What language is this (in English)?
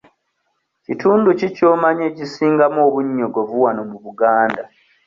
Ganda